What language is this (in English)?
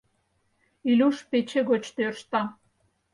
Mari